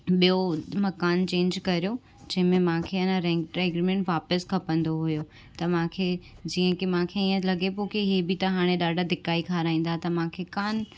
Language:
Sindhi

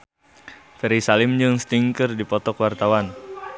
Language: Sundanese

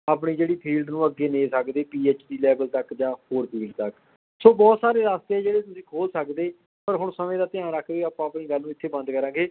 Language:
Punjabi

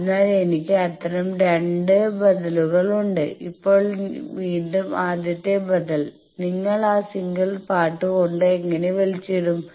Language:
Malayalam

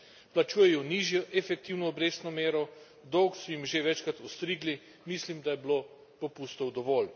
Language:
Slovenian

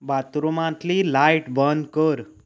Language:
Konkani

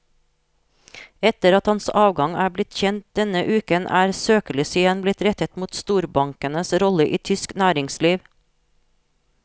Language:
Norwegian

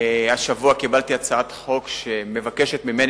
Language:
Hebrew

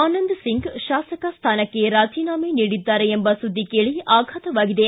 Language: Kannada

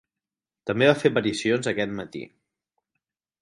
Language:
Catalan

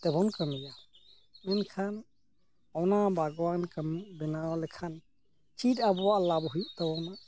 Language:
Santali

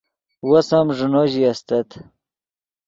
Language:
Yidgha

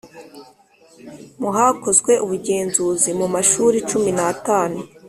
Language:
Kinyarwanda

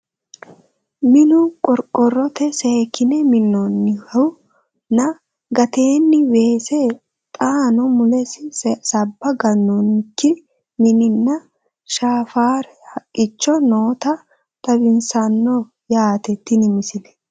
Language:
Sidamo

